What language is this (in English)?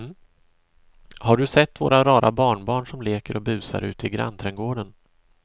Swedish